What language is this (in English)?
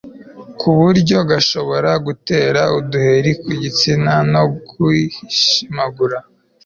Kinyarwanda